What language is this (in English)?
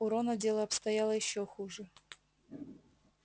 Russian